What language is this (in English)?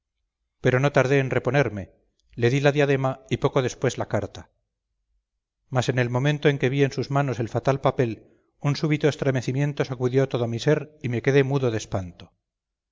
Spanish